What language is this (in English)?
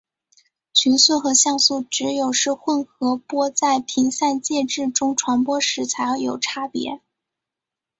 Chinese